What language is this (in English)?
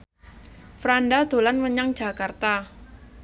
Javanese